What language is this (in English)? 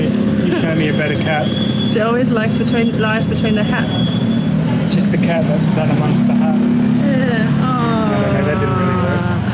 English